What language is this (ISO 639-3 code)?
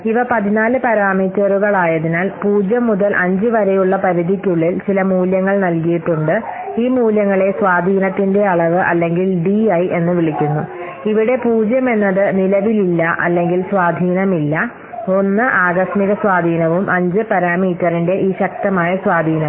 mal